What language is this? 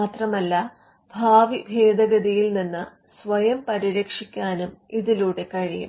Malayalam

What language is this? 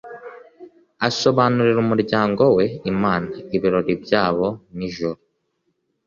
Kinyarwanda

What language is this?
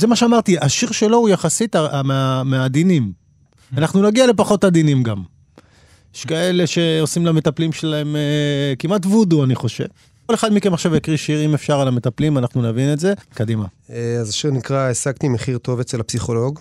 Hebrew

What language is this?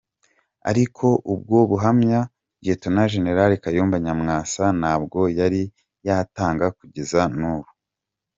Kinyarwanda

